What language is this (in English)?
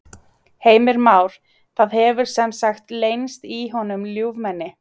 Icelandic